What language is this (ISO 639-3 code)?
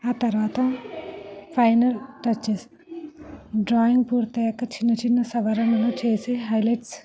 tel